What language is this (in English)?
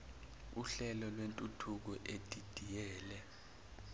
Zulu